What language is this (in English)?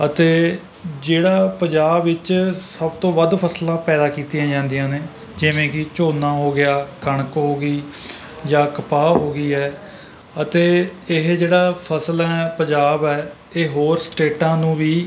Punjabi